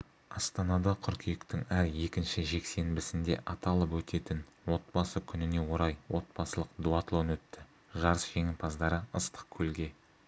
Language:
Kazakh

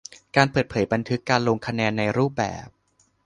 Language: Thai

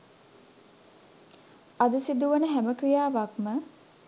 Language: Sinhala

